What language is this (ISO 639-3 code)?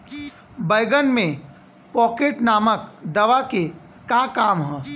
bho